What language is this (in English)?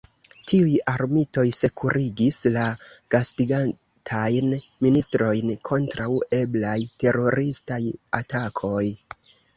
Esperanto